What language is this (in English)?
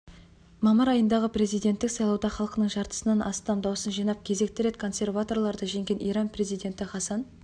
Kazakh